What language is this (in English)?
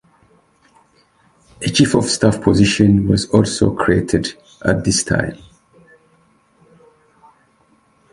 English